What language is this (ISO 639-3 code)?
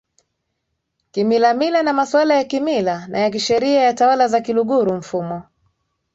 swa